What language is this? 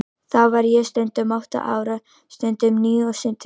Icelandic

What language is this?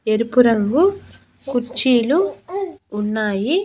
Telugu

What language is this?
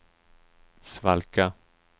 Swedish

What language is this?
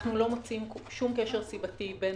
Hebrew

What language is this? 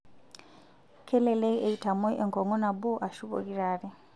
Masai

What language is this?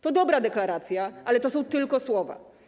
Polish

